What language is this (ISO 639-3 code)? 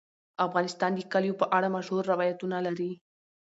pus